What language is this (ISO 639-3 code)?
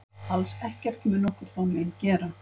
isl